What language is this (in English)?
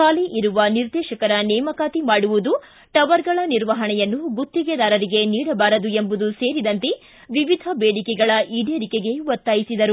Kannada